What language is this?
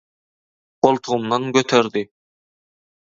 Turkmen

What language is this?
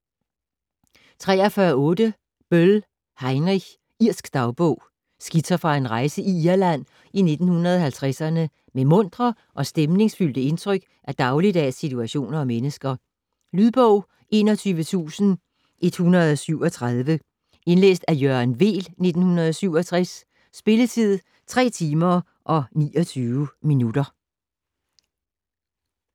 Danish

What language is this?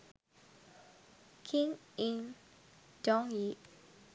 Sinhala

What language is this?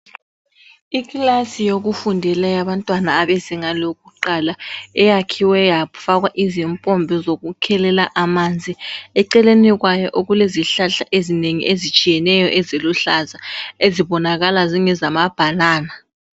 North Ndebele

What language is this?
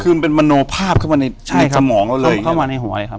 Thai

